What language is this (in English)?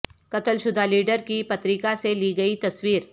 Urdu